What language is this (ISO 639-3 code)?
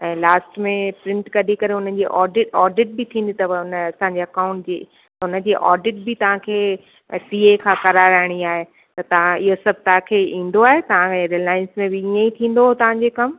snd